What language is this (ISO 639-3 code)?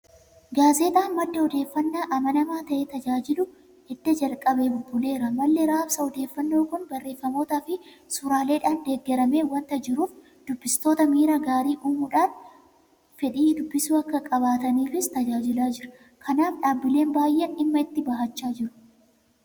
orm